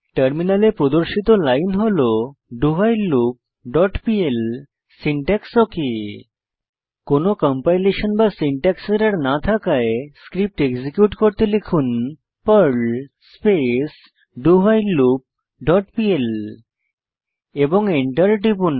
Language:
Bangla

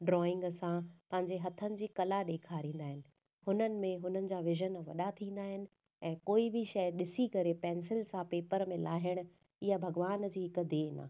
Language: Sindhi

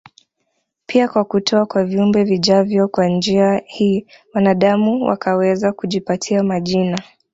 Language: Swahili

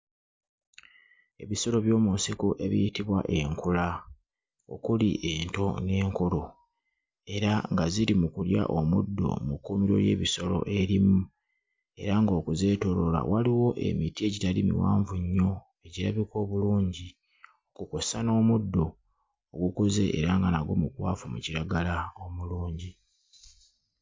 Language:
Ganda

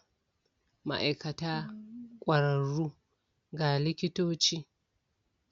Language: Hausa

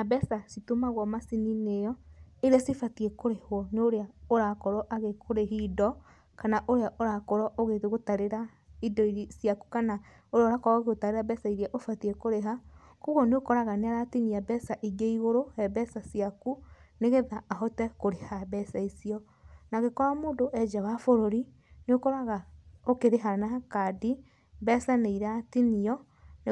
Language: Kikuyu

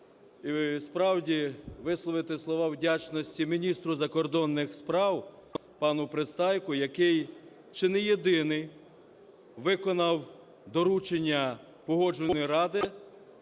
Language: Ukrainian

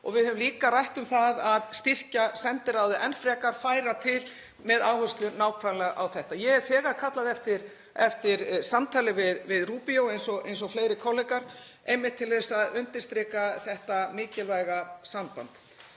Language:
Icelandic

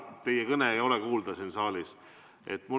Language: Estonian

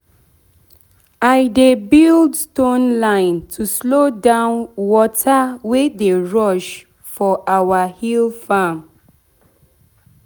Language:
Nigerian Pidgin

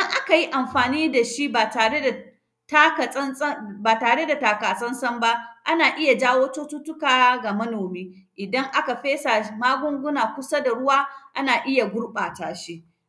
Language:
Hausa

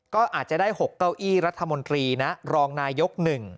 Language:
Thai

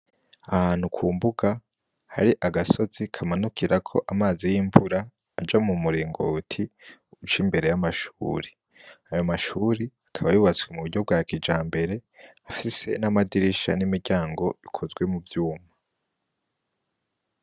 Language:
Rundi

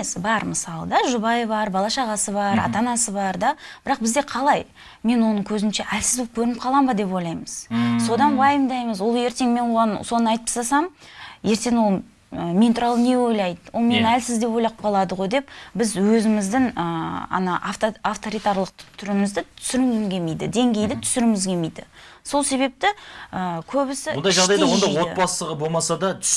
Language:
Turkish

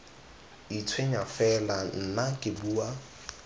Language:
Tswana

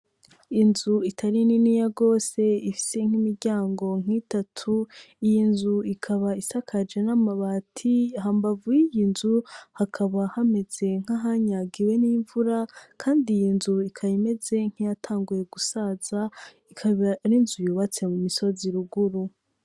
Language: Rundi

